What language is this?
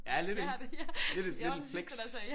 Danish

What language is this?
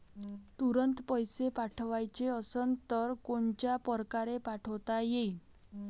Marathi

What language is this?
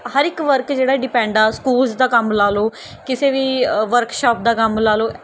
Punjabi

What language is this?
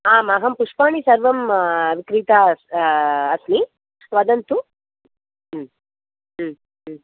Sanskrit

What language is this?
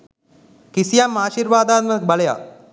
Sinhala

